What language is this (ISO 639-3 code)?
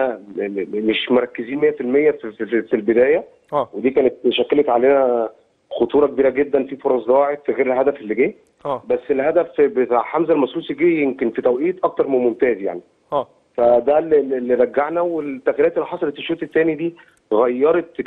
ara